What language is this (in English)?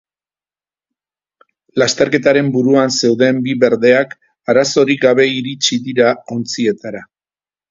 Basque